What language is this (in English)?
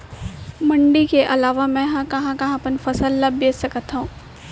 Chhattisgarhi